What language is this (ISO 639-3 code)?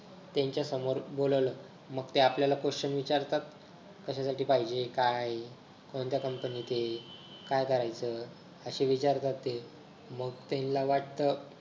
mar